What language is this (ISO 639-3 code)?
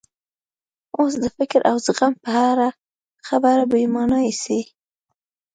pus